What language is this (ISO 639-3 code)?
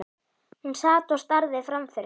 isl